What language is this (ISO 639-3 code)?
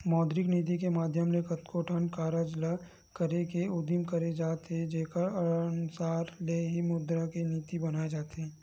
hne